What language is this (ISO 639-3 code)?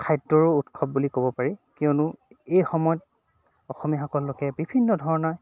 asm